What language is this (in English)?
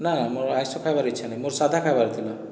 Odia